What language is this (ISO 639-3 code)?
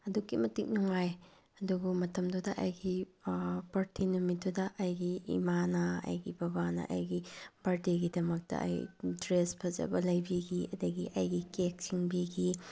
mni